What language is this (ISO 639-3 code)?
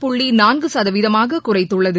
tam